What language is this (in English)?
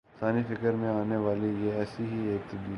Urdu